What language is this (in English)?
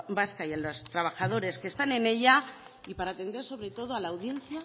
Spanish